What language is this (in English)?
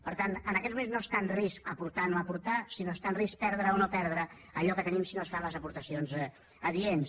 Catalan